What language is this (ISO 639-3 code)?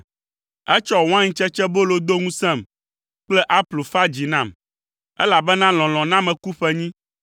ewe